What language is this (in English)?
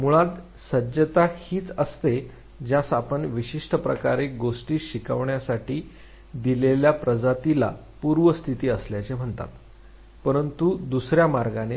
Marathi